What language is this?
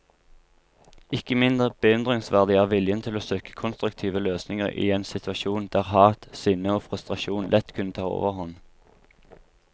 Norwegian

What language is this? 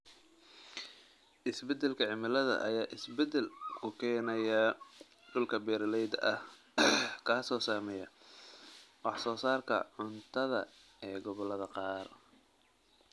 Somali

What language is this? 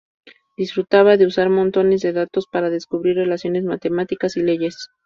Spanish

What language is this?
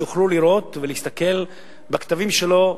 Hebrew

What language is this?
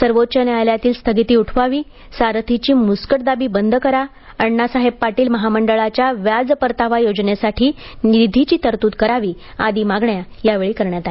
Marathi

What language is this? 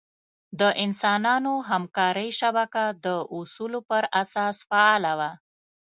Pashto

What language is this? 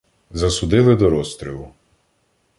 Ukrainian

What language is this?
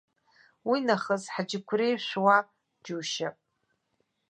Abkhazian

